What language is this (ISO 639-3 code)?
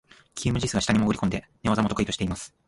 jpn